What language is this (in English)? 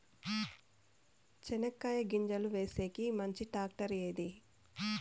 Telugu